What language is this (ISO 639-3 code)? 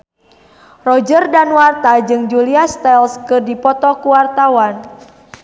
sun